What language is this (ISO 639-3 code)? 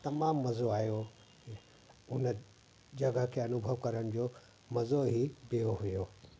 snd